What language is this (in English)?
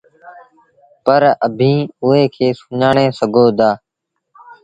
Sindhi Bhil